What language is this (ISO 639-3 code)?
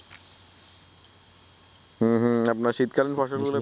ben